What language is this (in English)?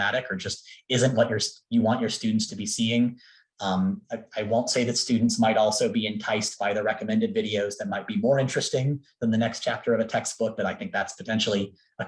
English